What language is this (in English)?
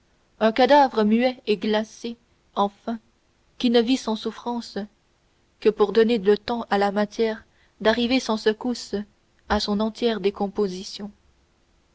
French